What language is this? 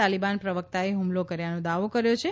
Gujarati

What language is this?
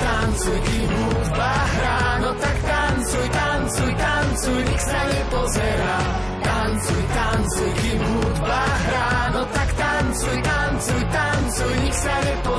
Slovak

